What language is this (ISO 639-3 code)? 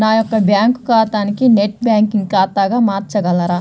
tel